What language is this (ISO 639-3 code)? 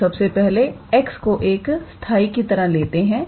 hin